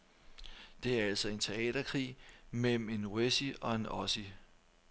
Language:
Danish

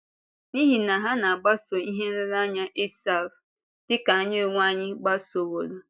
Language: Igbo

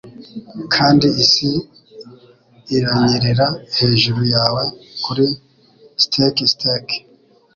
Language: Kinyarwanda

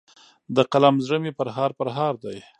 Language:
Pashto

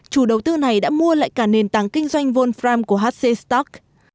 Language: Vietnamese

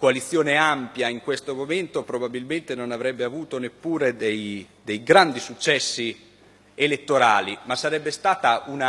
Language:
Italian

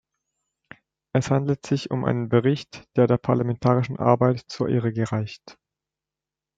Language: German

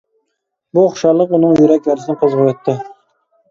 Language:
Uyghur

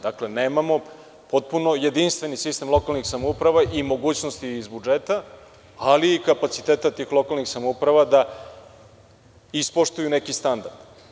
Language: Serbian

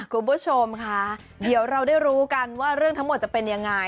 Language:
Thai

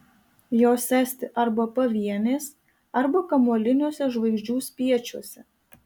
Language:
Lithuanian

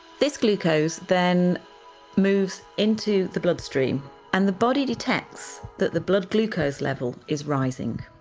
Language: English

